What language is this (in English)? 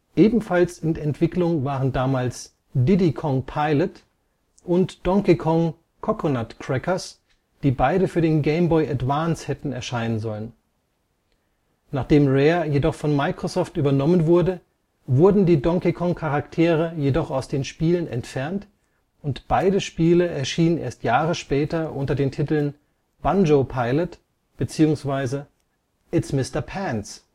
German